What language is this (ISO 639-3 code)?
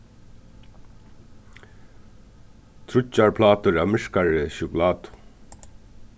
fao